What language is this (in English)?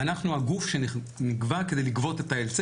Hebrew